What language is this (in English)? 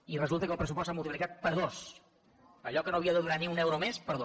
Catalan